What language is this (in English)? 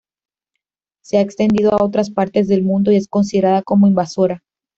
Spanish